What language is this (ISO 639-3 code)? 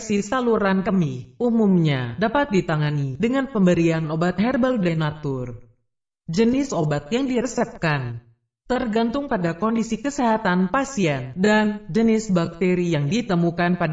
ind